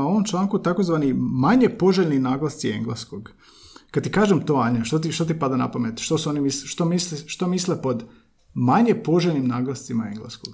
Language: Croatian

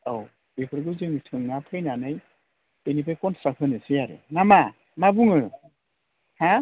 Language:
Bodo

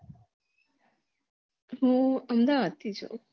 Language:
Gujarati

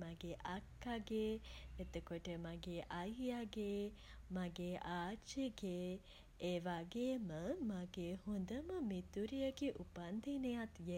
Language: Sinhala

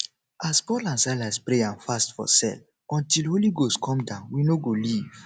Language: Nigerian Pidgin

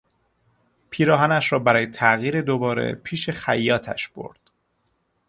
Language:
Persian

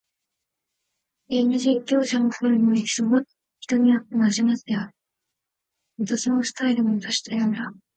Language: Japanese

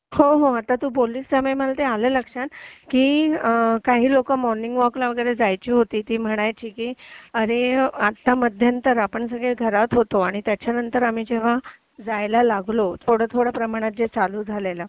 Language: Marathi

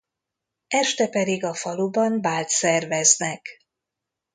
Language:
Hungarian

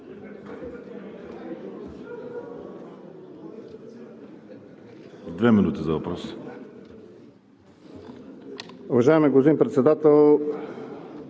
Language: Bulgarian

